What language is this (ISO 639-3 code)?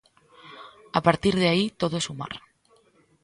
glg